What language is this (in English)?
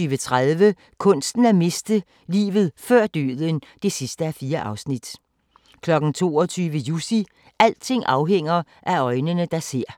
Danish